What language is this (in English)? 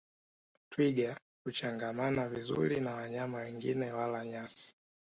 Swahili